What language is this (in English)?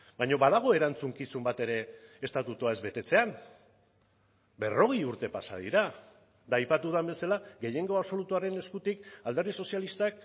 Basque